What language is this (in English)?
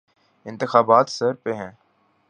Urdu